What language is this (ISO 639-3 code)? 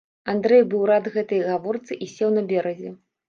bel